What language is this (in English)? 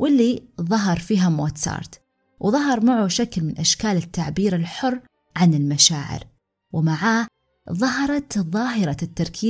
Arabic